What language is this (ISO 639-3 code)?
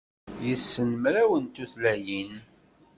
kab